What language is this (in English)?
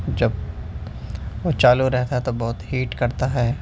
Urdu